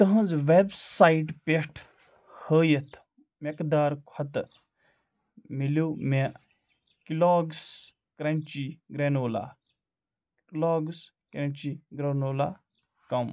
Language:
Kashmiri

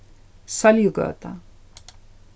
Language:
Faroese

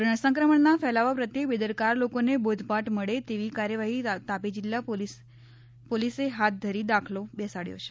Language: Gujarati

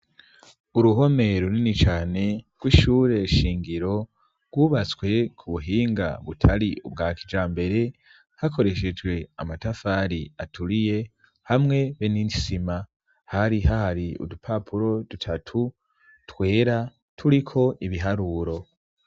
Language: Rundi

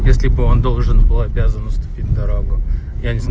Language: Russian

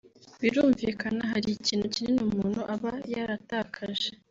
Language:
Kinyarwanda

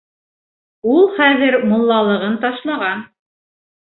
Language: Bashkir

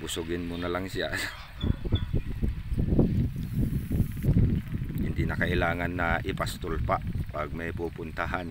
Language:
Filipino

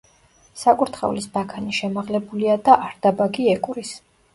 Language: Georgian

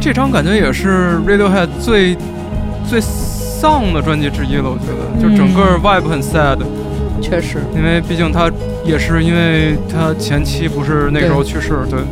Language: Chinese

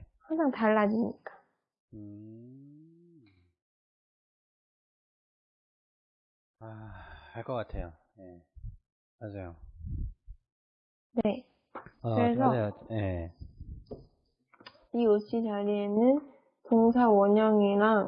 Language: Korean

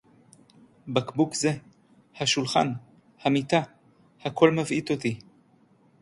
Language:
Hebrew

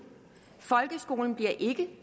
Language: Danish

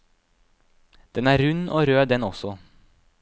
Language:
Norwegian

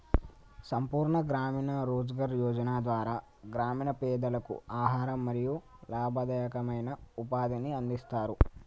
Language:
Telugu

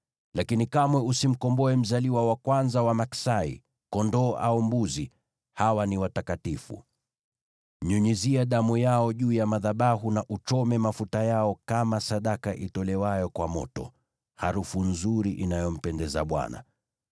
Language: Swahili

